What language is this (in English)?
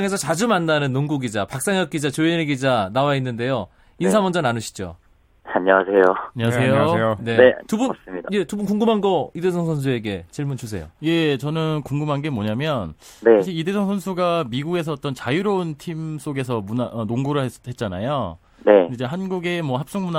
Korean